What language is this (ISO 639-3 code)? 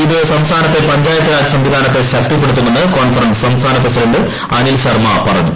mal